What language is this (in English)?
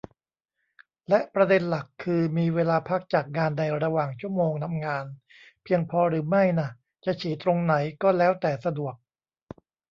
Thai